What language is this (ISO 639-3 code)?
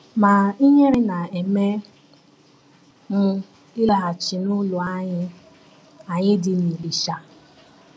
ibo